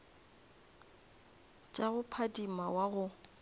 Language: Northern Sotho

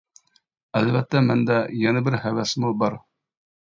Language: Uyghur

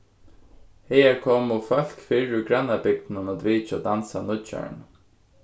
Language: Faroese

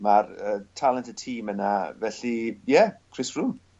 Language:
Welsh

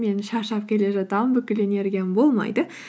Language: Kazakh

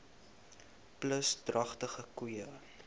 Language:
Afrikaans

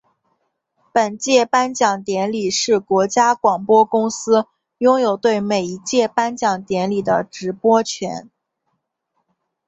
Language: Chinese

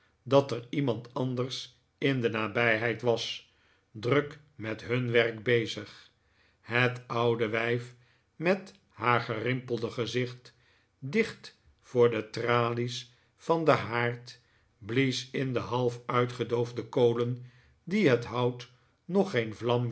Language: Dutch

